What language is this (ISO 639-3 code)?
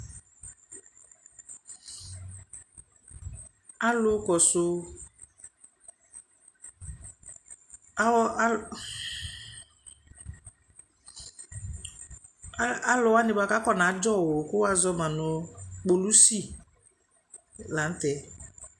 kpo